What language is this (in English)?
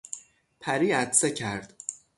Persian